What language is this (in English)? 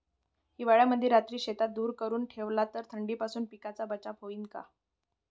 Marathi